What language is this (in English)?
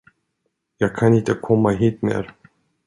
Swedish